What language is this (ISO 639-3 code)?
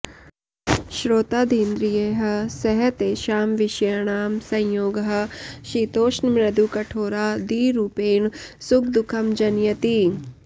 san